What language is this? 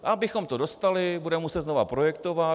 Czech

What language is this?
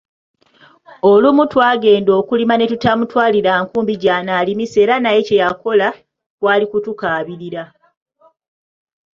Ganda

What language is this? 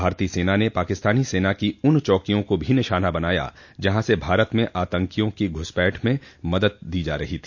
Hindi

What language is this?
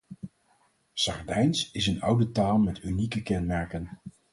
Dutch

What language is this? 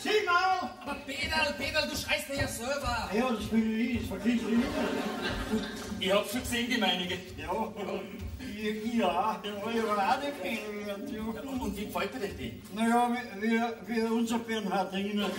German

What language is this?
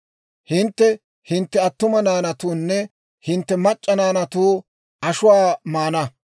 Dawro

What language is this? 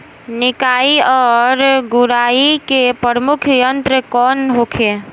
Bhojpuri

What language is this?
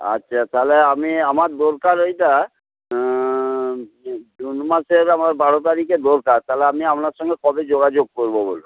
Bangla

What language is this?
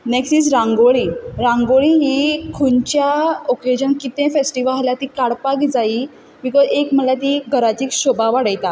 Konkani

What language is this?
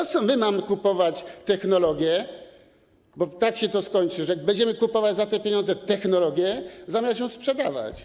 Polish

